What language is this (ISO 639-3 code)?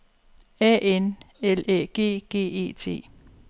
dan